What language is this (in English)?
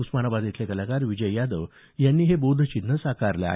Marathi